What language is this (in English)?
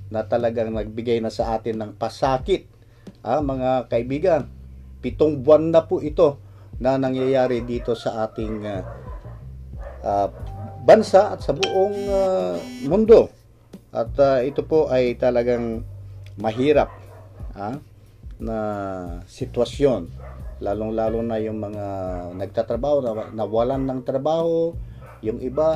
Filipino